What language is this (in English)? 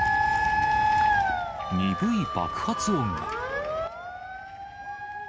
Japanese